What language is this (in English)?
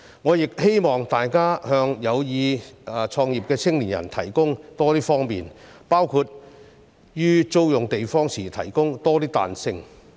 Cantonese